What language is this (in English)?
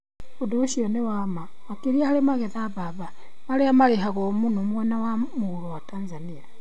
Kikuyu